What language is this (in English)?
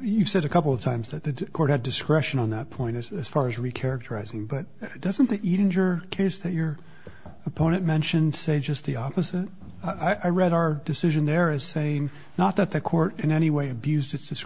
English